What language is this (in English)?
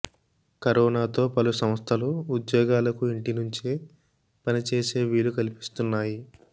Telugu